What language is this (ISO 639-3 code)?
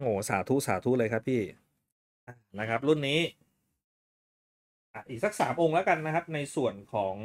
tha